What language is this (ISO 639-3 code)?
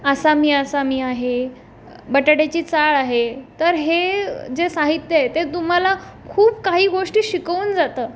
mar